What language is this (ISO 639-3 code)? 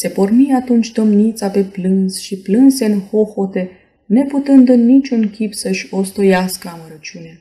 ron